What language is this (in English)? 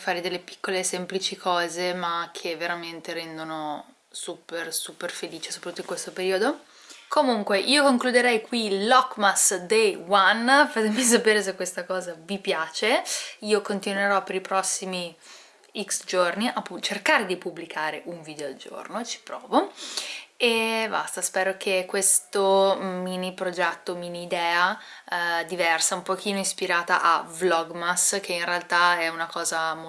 Italian